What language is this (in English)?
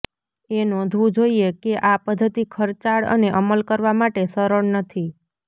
Gujarati